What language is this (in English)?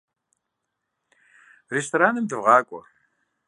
Kabardian